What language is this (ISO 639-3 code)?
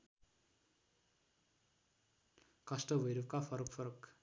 nep